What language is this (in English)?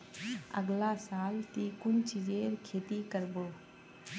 Magahi